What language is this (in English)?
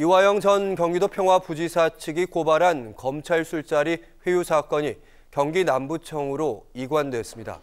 Korean